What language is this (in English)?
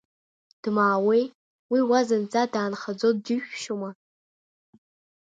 Abkhazian